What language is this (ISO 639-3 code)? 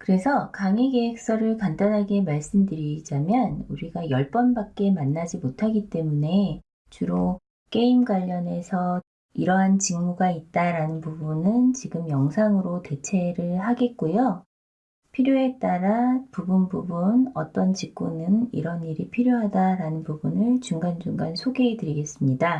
kor